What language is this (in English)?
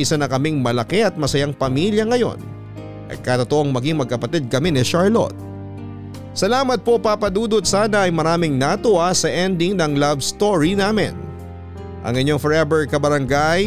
Filipino